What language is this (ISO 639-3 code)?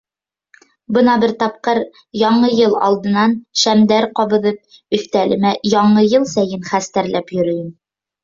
bak